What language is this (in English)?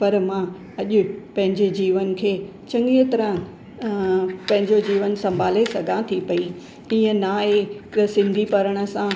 Sindhi